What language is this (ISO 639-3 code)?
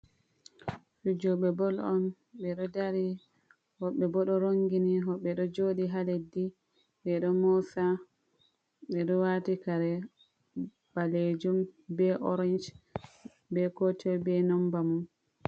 ful